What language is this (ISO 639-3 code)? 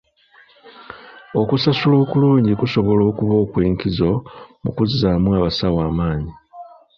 lug